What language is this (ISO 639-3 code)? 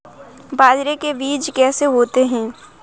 hin